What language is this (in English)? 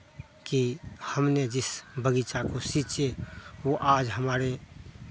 Hindi